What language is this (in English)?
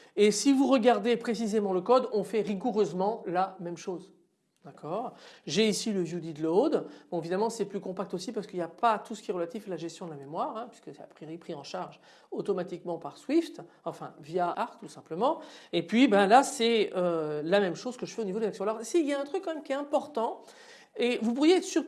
French